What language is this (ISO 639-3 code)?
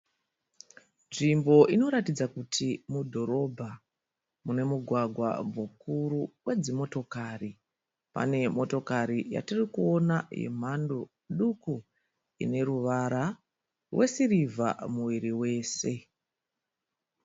sna